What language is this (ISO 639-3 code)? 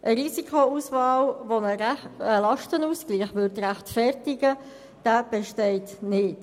gsw